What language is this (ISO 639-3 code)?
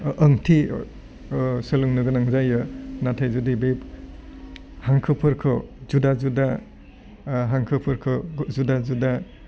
brx